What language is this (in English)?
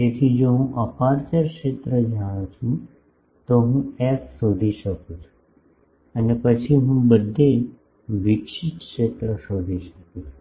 Gujarati